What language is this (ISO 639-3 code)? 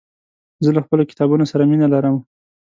pus